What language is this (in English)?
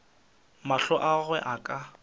Northern Sotho